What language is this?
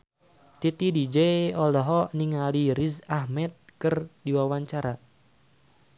Sundanese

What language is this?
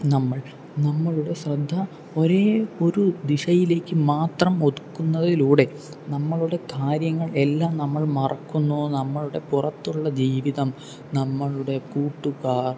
Malayalam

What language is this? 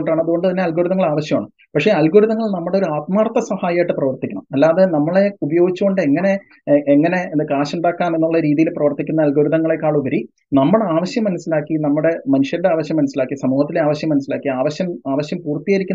Malayalam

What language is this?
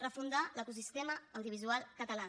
Catalan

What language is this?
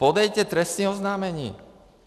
Czech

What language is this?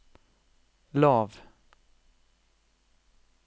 Norwegian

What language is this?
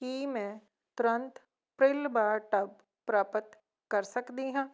Punjabi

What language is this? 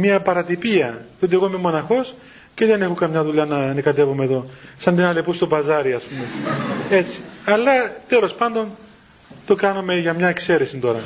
Greek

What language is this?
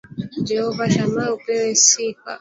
Swahili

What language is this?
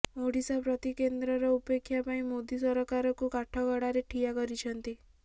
Odia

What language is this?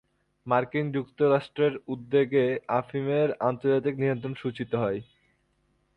Bangla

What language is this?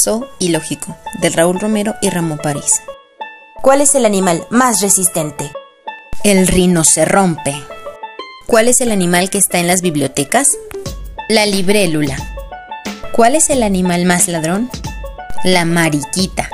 Spanish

